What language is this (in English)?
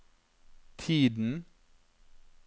Norwegian